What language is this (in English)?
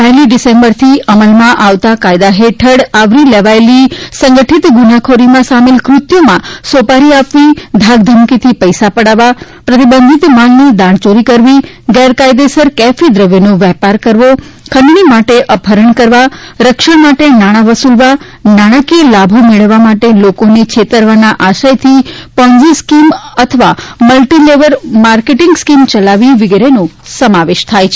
Gujarati